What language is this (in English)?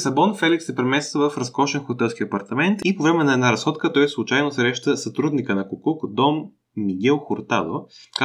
Bulgarian